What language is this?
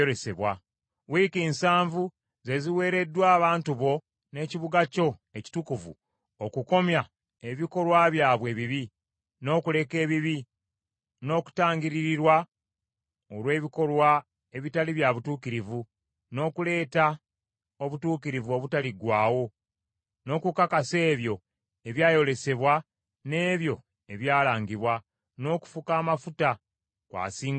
Ganda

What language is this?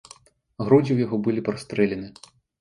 Belarusian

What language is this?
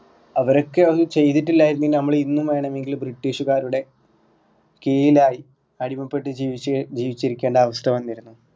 Malayalam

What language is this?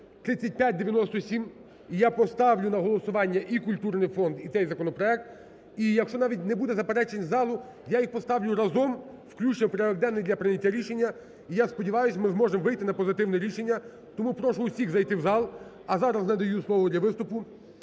Ukrainian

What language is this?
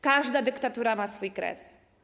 Polish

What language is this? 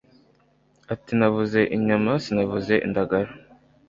Kinyarwanda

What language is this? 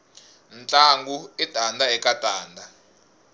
Tsonga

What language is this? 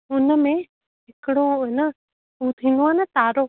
Sindhi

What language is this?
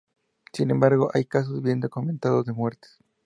Spanish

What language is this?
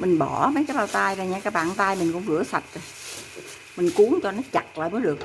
Vietnamese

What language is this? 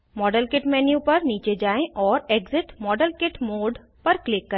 Hindi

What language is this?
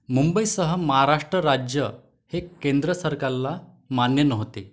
Marathi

